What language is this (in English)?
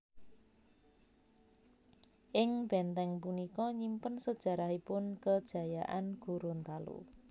Javanese